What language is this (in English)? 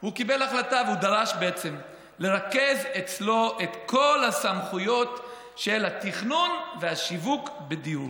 Hebrew